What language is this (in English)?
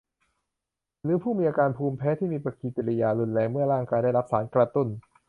Thai